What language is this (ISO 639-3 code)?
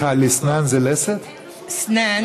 heb